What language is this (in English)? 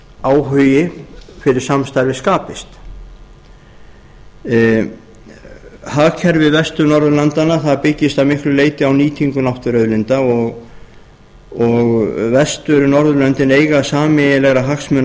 Icelandic